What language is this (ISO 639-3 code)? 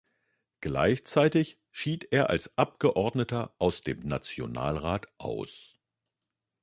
deu